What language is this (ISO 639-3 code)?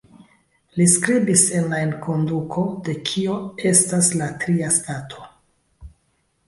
epo